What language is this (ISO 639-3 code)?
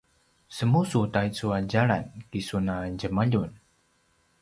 pwn